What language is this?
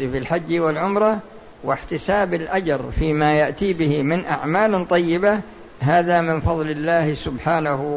Arabic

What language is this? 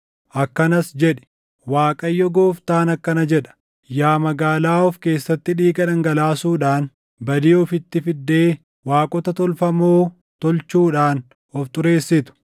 Oromo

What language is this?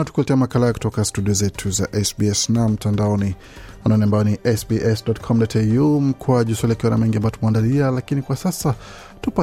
Swahili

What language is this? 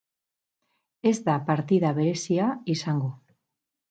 Basque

